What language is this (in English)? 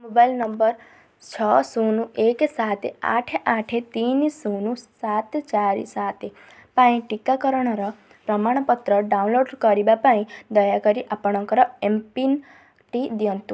Odia